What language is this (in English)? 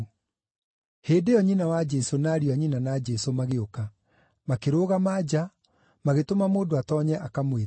Kikuyu